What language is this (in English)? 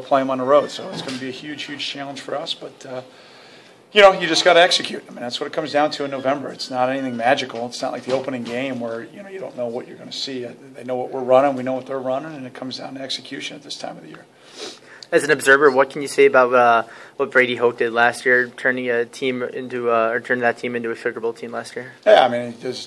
English